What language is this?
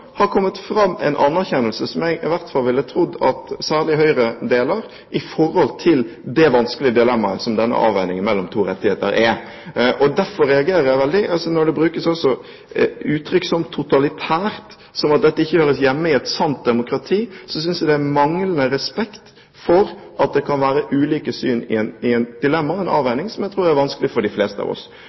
Norwegian Bokmål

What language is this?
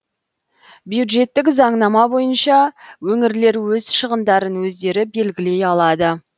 Kazakh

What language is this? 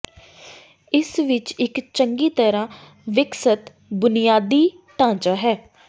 Punjabi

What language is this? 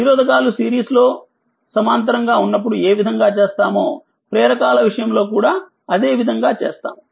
Telugu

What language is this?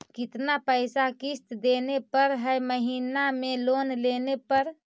Magahi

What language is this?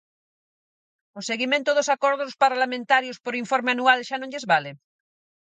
Galician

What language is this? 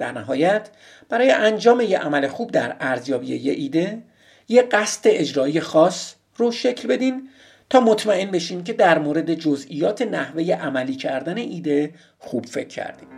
Persian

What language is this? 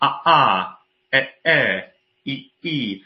Welsh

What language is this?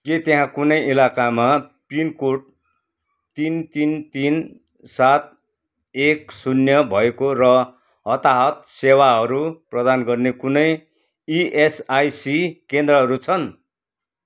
Nepali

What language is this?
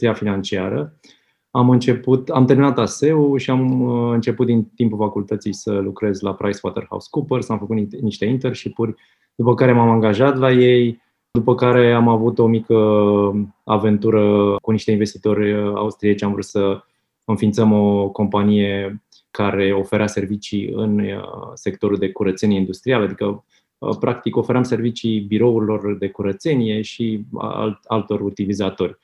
Romanian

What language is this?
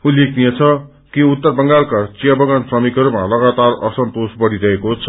Nepali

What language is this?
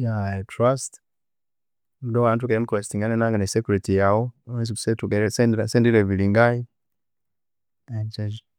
Konzo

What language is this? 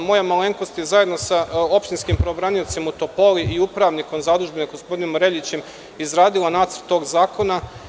Serbian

